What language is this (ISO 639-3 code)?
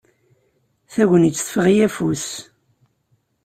kab